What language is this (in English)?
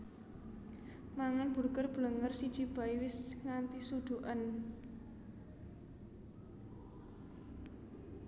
Javanese